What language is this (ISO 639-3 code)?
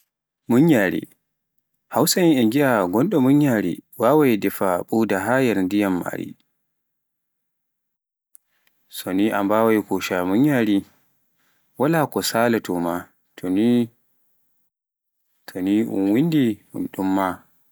fuf